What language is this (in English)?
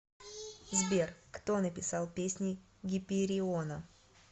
Russian